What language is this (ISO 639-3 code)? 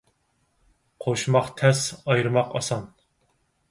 uig